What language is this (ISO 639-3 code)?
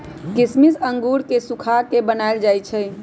mag